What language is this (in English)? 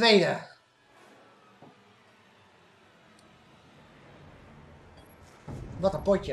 Dutch